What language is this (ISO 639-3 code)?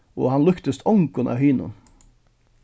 fao